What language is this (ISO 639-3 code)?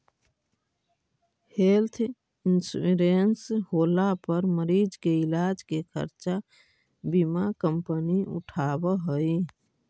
mag